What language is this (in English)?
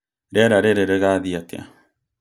Kikuyu